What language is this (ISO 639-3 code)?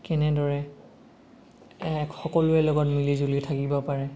asm